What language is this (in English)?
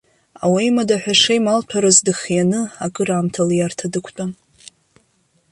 Abkhazian